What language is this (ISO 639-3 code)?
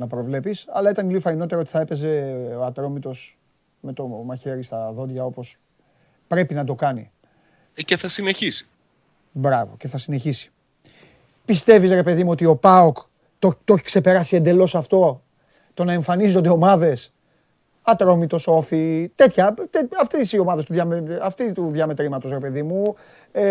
ell